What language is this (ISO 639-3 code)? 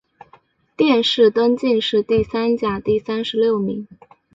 zho